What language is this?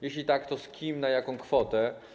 Polish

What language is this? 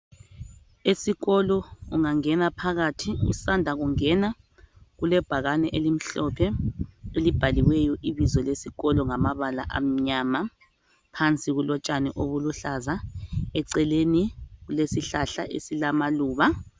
North Ndebele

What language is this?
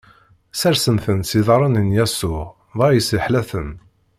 Kabyle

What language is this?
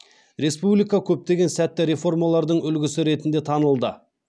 Kazakh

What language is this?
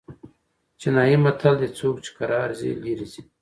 Pashto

